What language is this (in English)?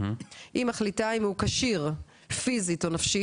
Hebrew